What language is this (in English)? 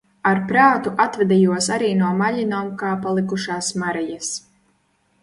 Latvian